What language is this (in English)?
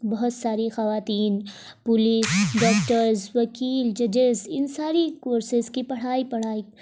Urdu